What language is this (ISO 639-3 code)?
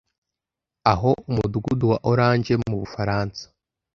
kin